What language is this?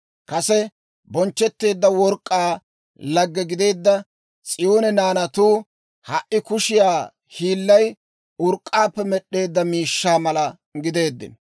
Dawro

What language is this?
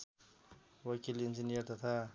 Nepali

